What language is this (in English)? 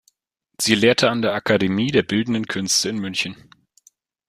German